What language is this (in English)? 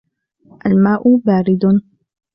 Arabic